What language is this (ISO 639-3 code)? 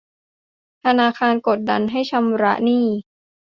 tha